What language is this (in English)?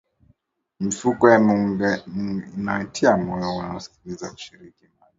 Swahili